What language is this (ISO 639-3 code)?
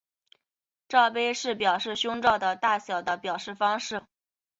zho